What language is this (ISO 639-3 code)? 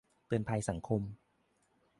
tha